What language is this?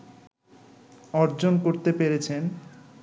Bangla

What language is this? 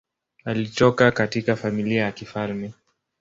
Swahili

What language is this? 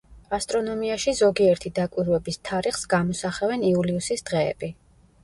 Georgian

